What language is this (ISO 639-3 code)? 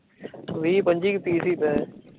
pan